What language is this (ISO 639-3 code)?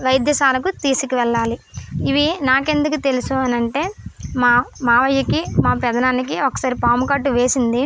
tel